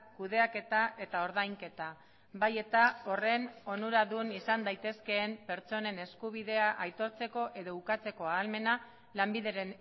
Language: Basque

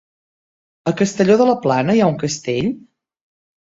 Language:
Catalan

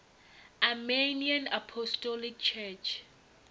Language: Venda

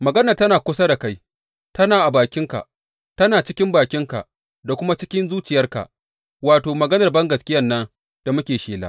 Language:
Hausa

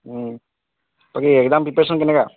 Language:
Assamese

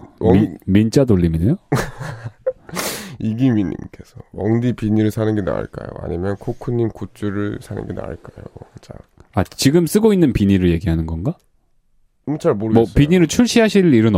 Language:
Korean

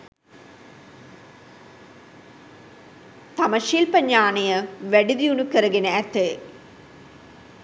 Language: Sinhala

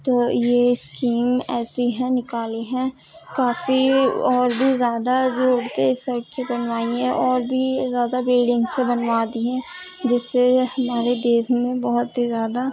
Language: Urdu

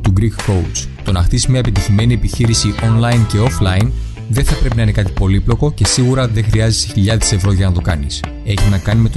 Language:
Greek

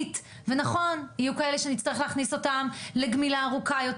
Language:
Hebrew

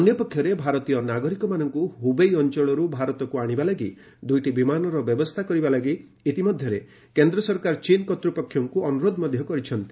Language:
Odia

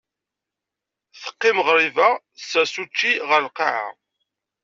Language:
Kabyle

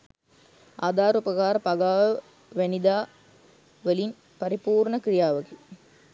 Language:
Sinhala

